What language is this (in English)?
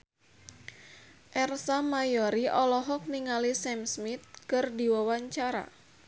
Sundanese